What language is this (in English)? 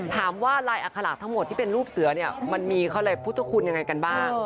Thai